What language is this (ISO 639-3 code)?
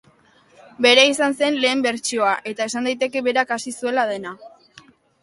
eus